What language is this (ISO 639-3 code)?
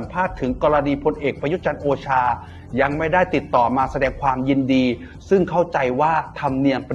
tha